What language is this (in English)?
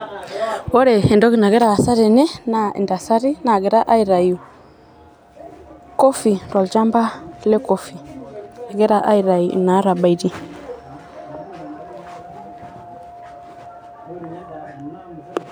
Masai